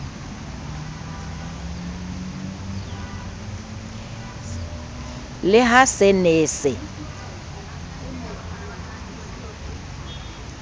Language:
Southern Sotho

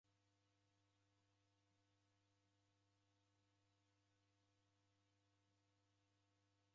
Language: Taita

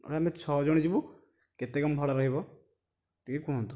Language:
Odia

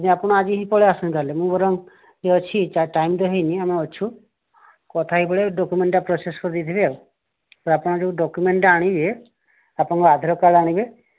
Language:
Odia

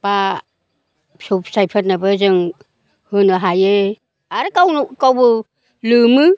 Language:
Bodo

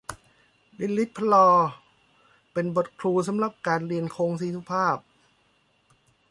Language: Thai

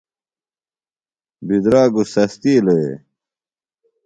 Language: Phalura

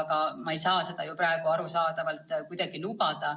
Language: Estonian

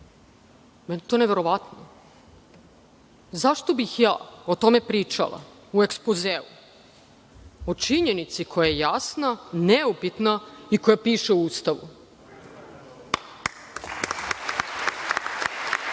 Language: Serbian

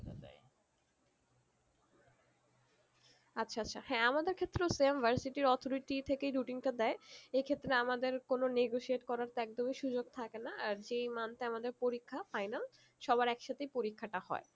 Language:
Bangla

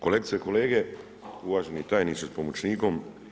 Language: Croatian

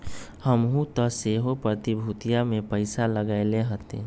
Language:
Magahi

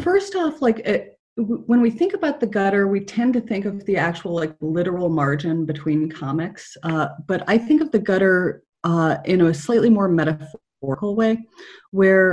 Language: English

